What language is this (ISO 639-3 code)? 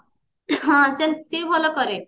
ori